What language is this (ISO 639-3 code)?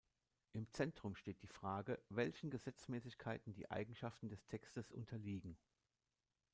deu